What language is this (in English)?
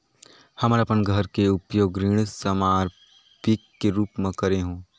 Chhattisgarhi